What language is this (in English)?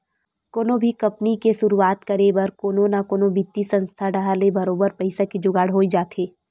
Chhattisgarhi